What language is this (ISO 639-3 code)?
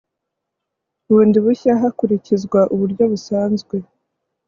kin